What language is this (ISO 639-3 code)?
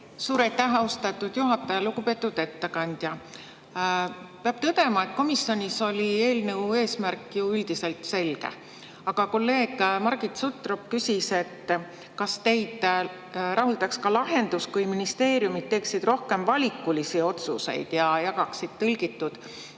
est